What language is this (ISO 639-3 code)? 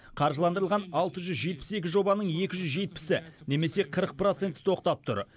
kaz